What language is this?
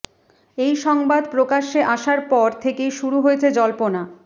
Bangla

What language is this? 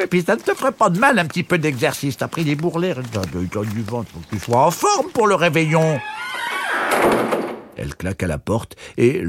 French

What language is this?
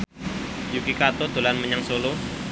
Javanese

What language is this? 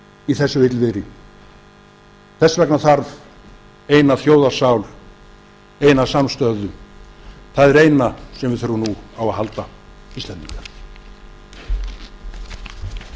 Icelandic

